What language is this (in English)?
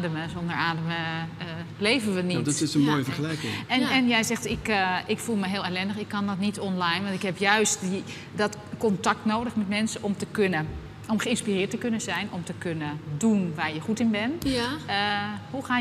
Dutch